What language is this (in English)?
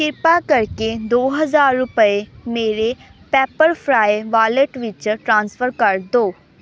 Punjabi